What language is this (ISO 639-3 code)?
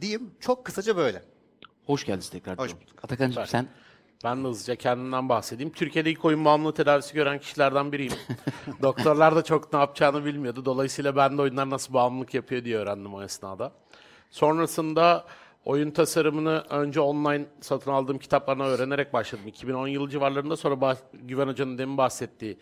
tur